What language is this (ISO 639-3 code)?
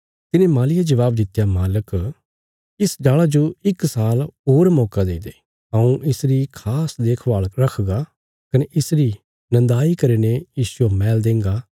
kfs